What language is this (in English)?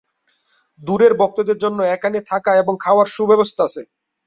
Bangla